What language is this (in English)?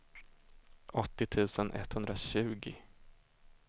Swedish